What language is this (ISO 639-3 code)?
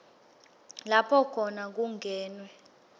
ssw